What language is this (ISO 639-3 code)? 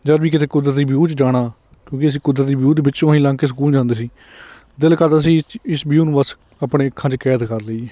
pan